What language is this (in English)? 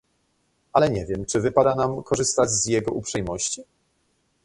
Polish